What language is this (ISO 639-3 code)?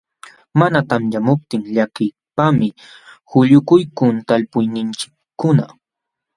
qxw